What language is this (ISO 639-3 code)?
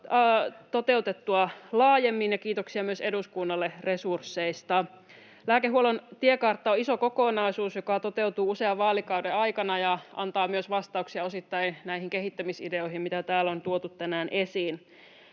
fin